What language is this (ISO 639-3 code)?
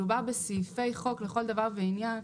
heb